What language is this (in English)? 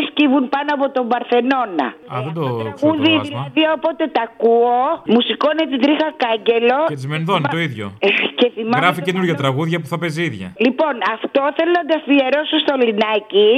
Greek